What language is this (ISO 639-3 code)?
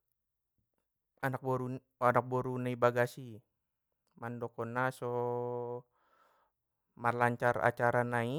btm